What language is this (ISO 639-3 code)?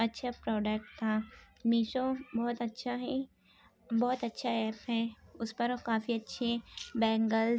urd